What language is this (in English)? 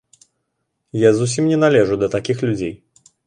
Belarusian